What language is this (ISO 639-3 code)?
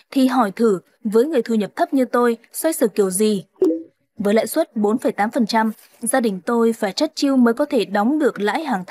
vie